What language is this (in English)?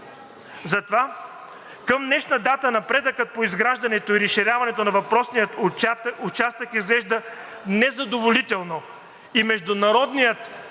Bulgarian